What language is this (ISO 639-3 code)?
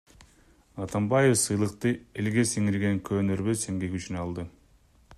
kir